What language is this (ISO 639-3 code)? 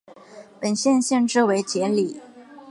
zho